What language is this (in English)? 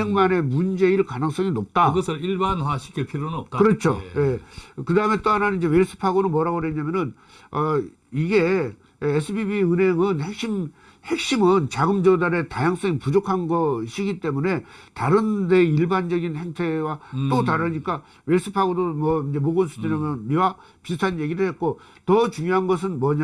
Korean